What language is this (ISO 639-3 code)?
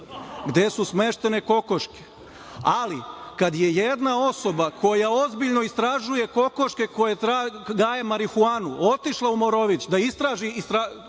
srp